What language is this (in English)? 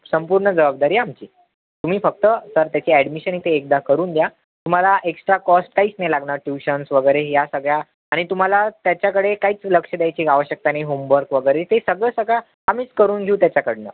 Marathi